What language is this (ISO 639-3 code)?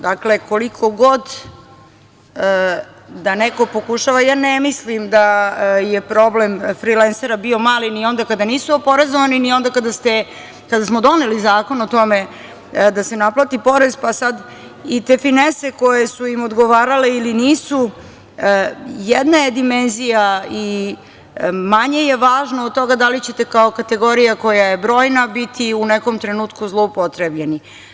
srp